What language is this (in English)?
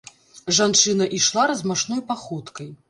Belarusian